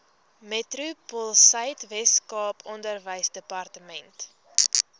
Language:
Afrikaans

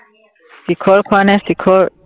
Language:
Assamese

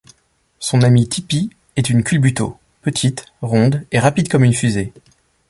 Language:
French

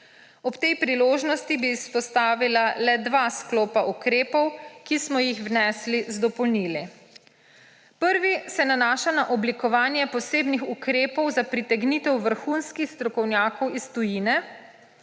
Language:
Slovenian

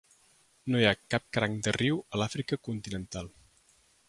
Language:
Catalan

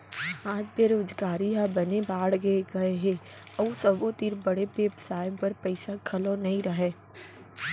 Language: Chhattisgarhi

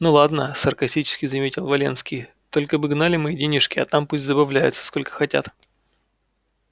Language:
Russian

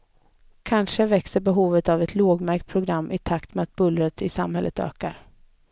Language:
Swedish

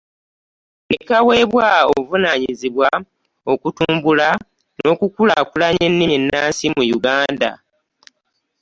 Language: Ganda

